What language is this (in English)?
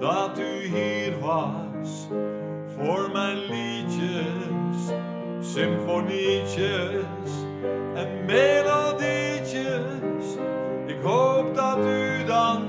Dutch